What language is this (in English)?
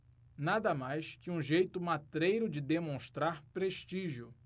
Portuguese